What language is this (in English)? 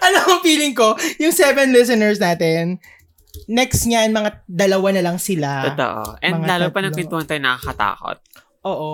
Filipino